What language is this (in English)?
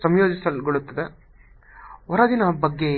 Kannada